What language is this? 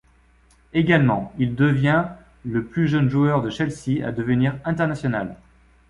French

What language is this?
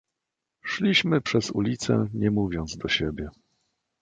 Polish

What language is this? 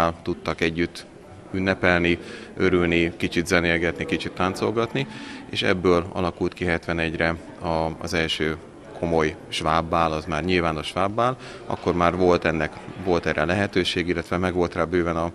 Hungarian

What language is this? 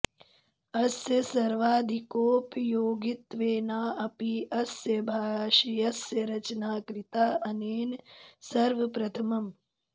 Sanskrit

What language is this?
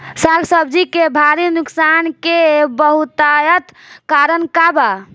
Bhojpuri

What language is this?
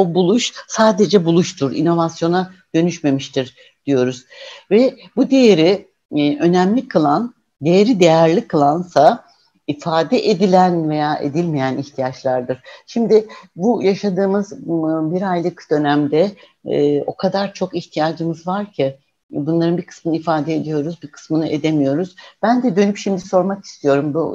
Turkish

